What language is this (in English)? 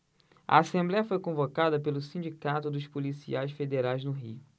Portuguese